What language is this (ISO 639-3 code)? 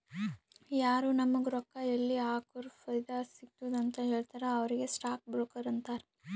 kan